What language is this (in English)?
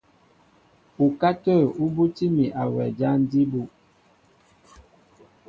Mbo (Cameroon)